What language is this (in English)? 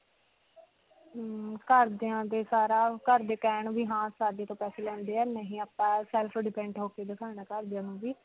Punjabi